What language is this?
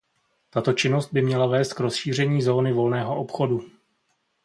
Czech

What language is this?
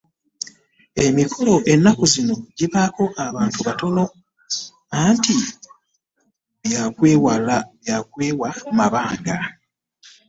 Ganda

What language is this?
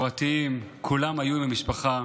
Hebrew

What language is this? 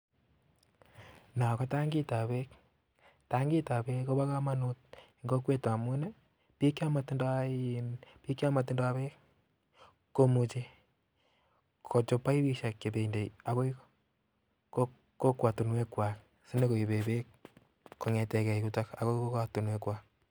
Kalenjin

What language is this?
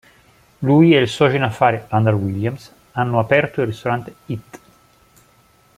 Italian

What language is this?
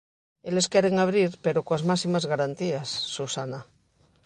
Galician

